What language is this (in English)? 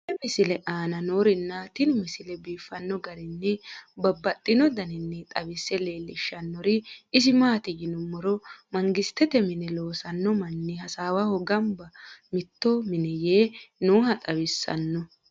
Sidamo